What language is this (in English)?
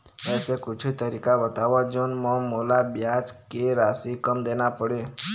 Chhattisgarhi